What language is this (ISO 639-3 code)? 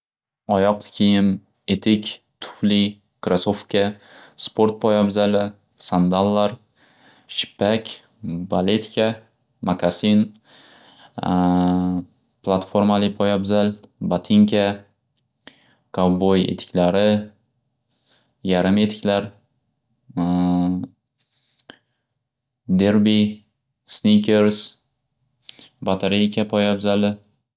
uzb